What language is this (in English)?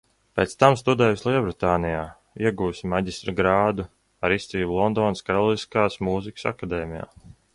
Latvian